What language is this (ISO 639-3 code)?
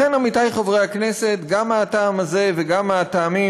heb